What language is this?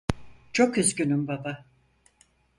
Turkish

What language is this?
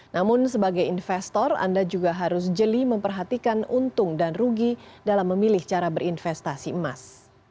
Indonesian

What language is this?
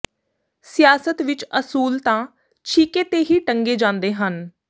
Punjabi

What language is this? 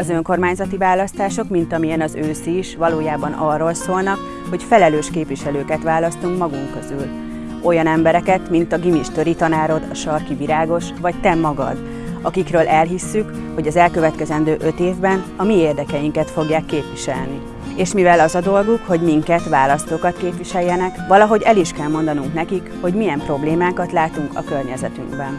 Hungarian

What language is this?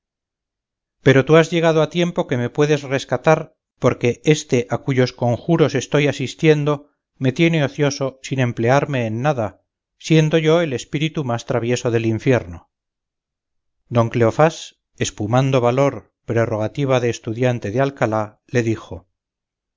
Spanish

